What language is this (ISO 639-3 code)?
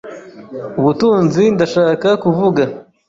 kin